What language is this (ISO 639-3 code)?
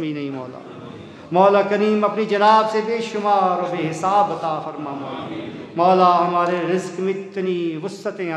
hin